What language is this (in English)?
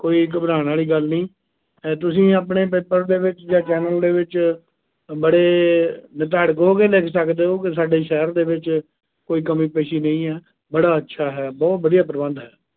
Punjabi